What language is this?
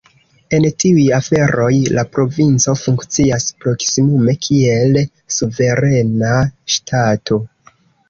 Esperanto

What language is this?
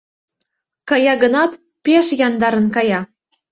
Mari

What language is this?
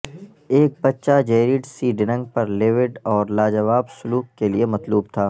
Urdu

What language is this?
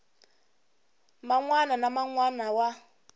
Tsonga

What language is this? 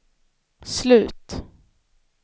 Swedish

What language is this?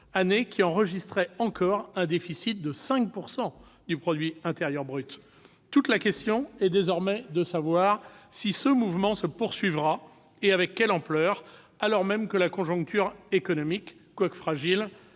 French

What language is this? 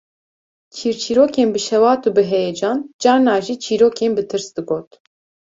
Kurdish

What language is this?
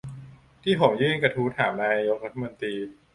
Thai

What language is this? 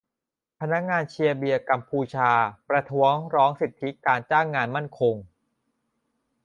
Thai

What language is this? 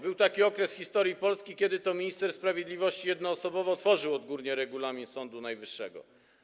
Polish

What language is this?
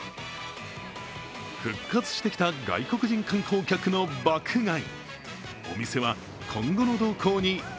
Japanese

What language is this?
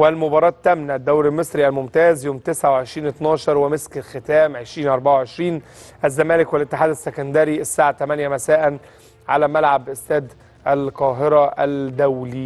Arabic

